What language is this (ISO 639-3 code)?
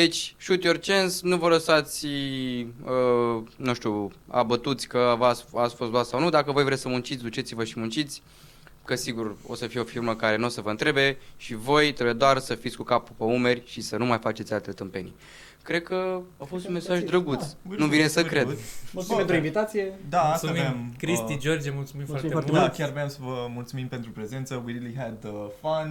ron